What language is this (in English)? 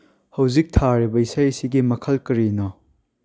Manipuri